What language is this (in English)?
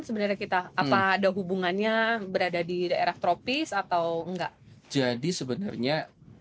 Indonesian